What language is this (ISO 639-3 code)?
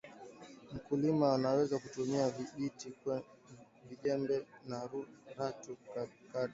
swa